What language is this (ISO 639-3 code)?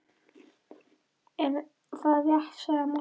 isl